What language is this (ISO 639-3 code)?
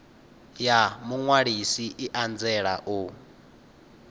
ven